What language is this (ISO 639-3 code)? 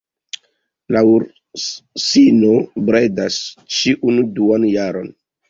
epo